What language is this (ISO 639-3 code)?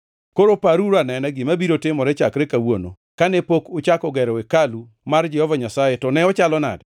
luo